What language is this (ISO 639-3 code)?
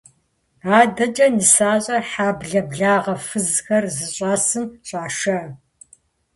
kbd